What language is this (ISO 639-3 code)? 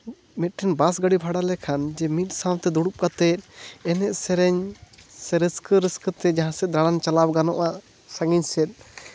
sat